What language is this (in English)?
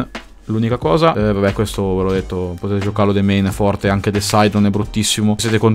Italian